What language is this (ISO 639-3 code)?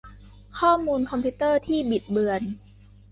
tha